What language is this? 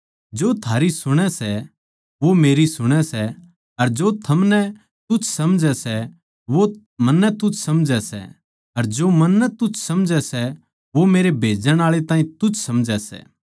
Haryanvi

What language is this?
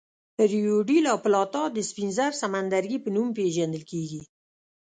Pashto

